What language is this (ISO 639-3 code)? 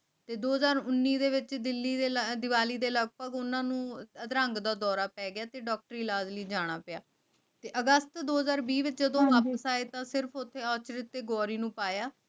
pan